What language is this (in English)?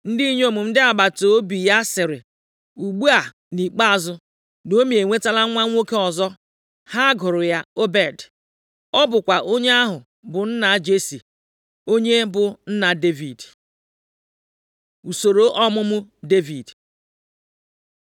Igbo